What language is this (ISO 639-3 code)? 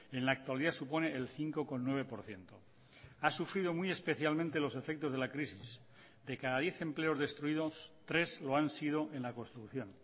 spa